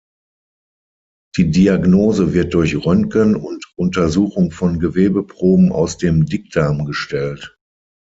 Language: German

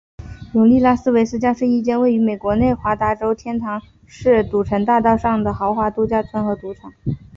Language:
Chinese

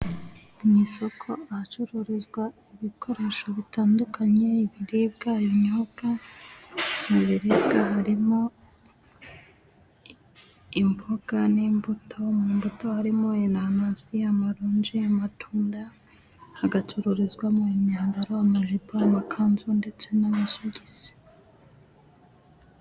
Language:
Kinyarwanda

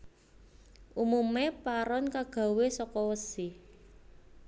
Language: Javanese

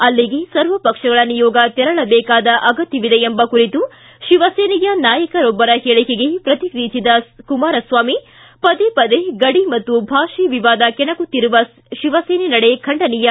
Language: Kannada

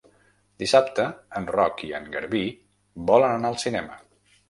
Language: Catalan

